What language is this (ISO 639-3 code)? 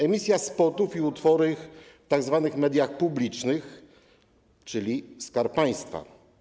pol